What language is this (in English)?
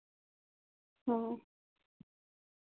Santali